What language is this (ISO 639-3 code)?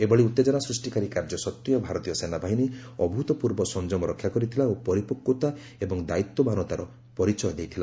ori